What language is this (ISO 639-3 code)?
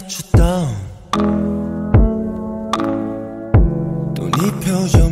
kor